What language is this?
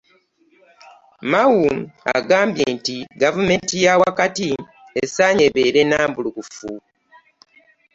Ganda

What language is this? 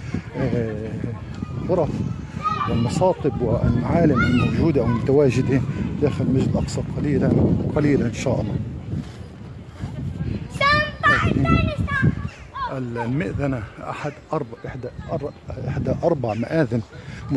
Arabic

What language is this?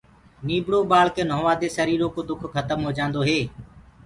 Gurgula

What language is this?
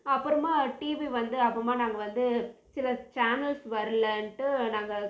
Tamil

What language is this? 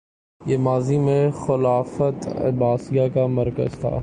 Urdu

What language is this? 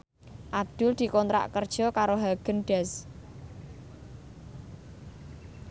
Javanese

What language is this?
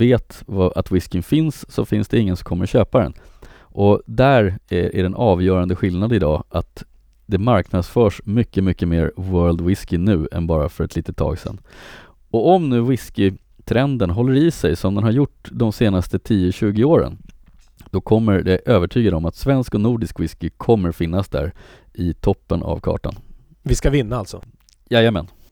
Swedish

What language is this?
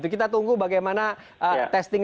Indonesian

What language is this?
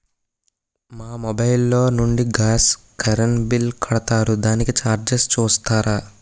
Telugu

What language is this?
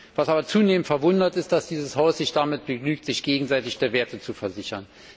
German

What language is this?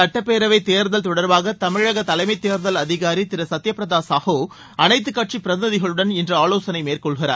Tamil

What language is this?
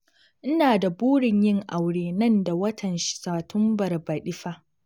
Hausa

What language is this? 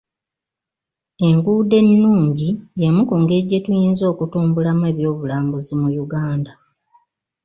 Ganda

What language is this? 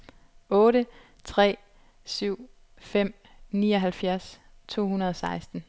Danish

